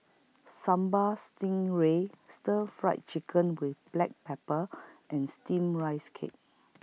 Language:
English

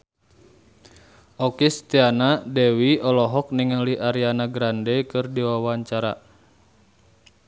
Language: Sundanese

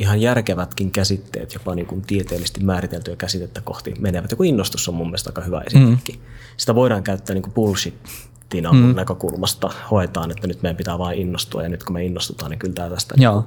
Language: Finnish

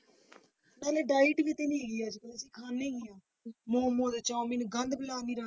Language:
Punjabi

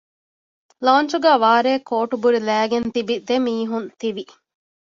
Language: Divehi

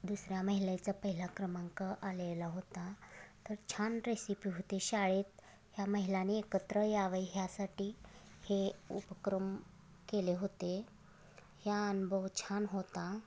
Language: Marathi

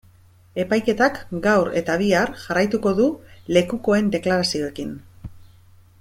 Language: Basque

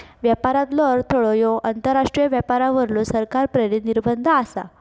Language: Marathi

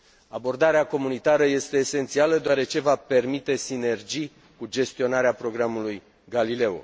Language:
Romanian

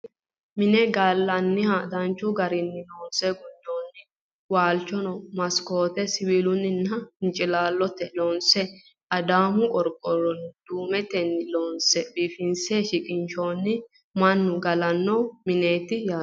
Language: Sidamo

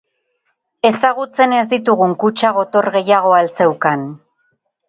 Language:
Basque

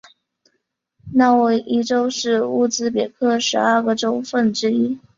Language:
Chinese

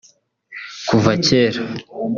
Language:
Kinyarwanda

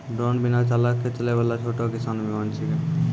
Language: Maithili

